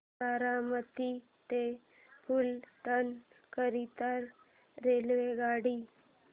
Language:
Marathi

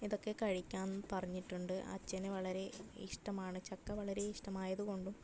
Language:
Malayalam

